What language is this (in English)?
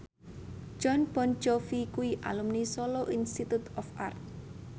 Javanese